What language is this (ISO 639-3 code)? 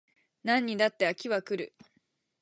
jpn